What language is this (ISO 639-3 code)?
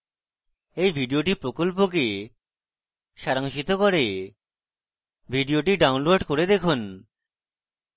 ben